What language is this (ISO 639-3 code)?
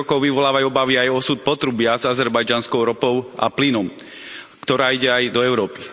slk